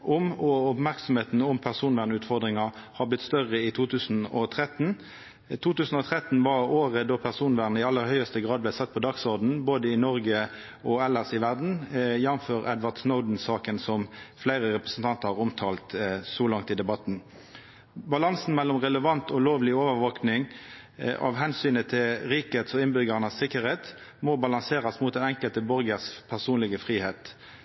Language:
Norwegian Nynorsk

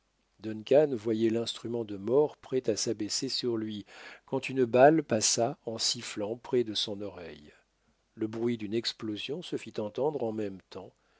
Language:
French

